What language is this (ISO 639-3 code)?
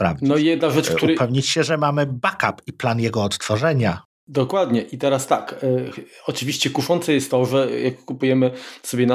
pol